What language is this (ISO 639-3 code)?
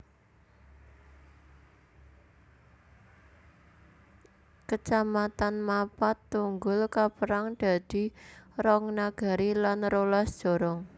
jav